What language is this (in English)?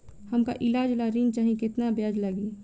Bhojpuri